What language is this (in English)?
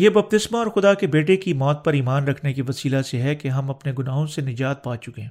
Urdu